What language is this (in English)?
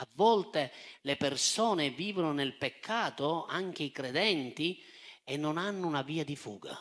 Italian